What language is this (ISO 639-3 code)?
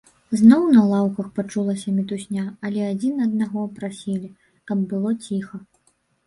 bel